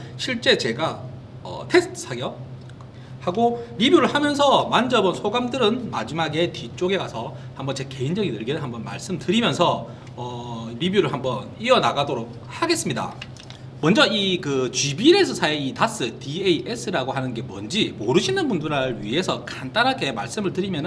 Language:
Korean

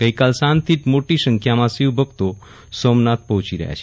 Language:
Gujarati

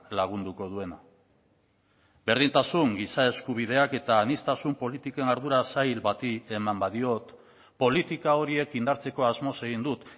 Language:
Basque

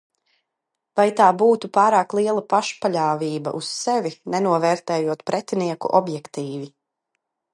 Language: Latvian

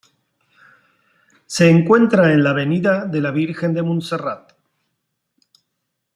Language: Spanish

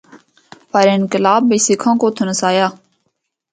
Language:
Northern Hindko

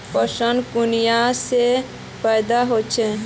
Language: Magahi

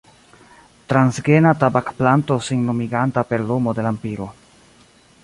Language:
Esperanto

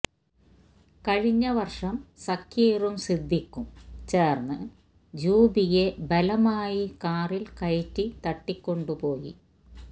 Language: Malayalam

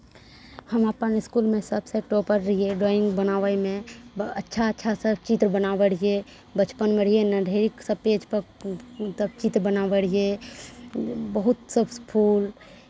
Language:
Maithili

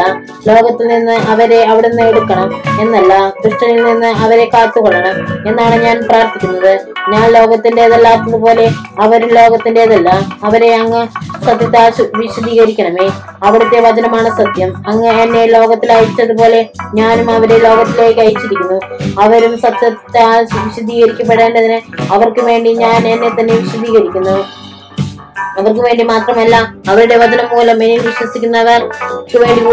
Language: Malayalam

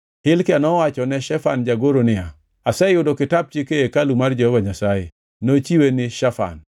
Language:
Luo (Kenya and Tanzania)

